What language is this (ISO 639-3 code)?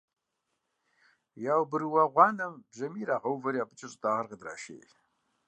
kbd